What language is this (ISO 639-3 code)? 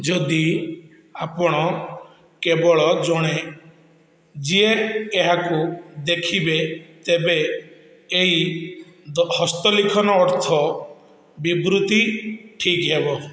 ori